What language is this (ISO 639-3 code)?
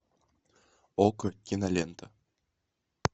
rus